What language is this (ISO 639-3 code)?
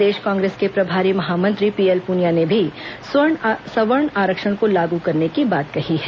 hin